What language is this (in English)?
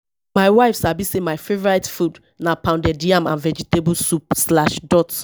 Nigerian Pidgin